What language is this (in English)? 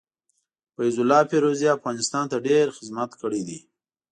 Pashto